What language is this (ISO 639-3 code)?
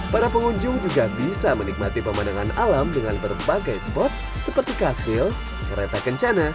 ind